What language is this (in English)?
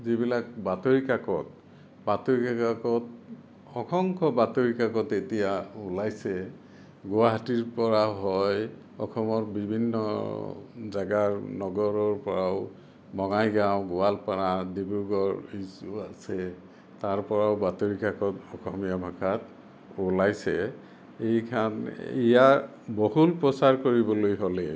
Assamese